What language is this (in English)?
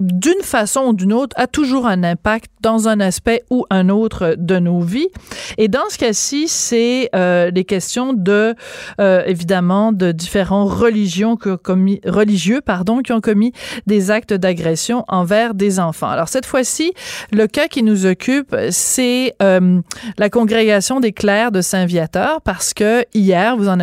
French